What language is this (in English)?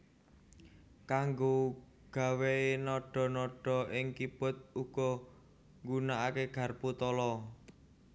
Javanese